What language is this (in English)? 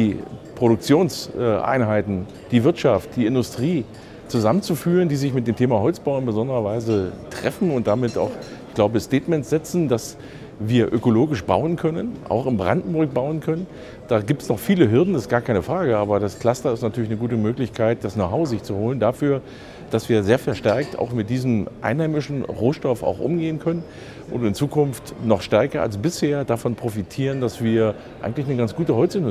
German